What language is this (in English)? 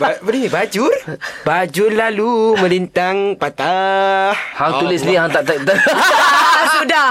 Malay